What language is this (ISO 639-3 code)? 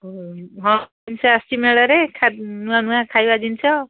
ori